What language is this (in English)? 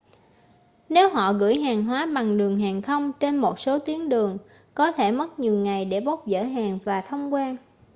Vietnamese